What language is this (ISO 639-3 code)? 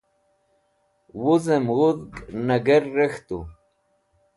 wbl